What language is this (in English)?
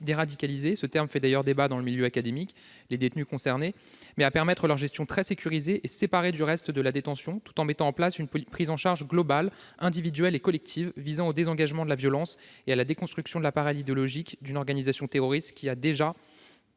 French